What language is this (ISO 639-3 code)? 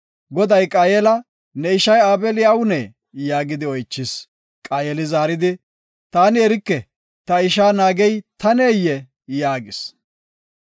gof